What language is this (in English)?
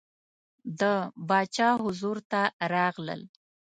Pashto